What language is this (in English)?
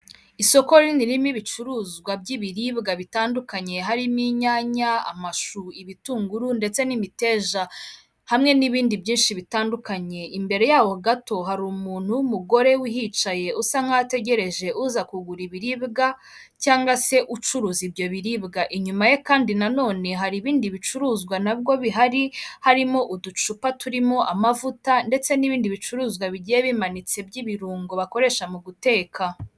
Kinyarwanda